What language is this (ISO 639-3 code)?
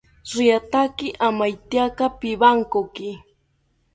cpy